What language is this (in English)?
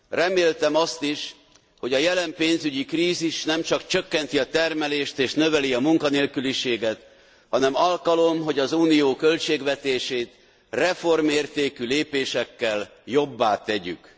Hungarian